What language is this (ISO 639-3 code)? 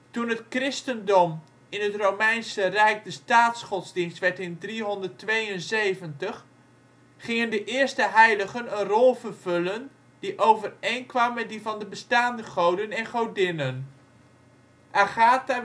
nld